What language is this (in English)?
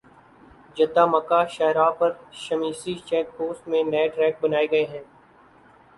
Urdu